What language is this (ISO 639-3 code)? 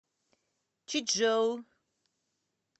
rus